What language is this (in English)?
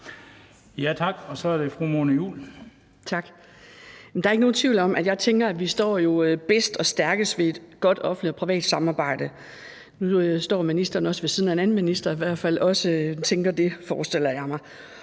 Danish